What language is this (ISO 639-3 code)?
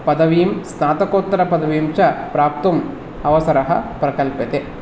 san